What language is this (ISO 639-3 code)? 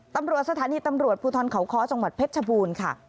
tha